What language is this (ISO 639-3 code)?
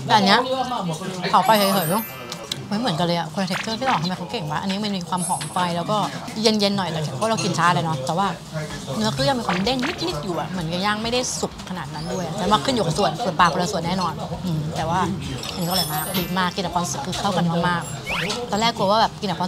tha